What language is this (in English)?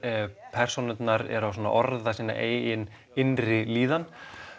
Icelandic